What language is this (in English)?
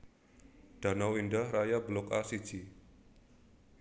Javanese